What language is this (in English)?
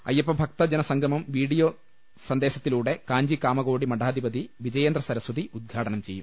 Malayalam